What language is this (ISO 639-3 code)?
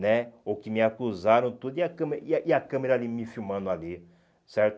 por